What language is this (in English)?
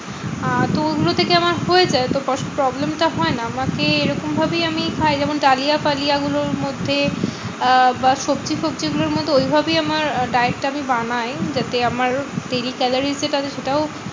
Bangla